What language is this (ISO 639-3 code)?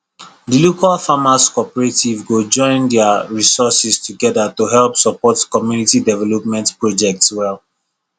pcm